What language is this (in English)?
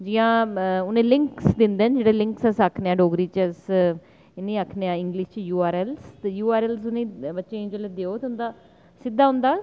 Dogri